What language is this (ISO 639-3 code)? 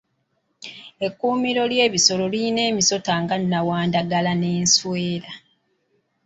lug